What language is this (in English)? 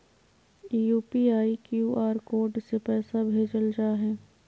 Magahi